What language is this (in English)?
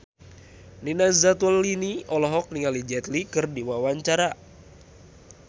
Sundanese